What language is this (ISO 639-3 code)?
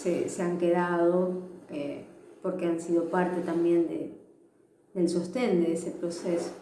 spa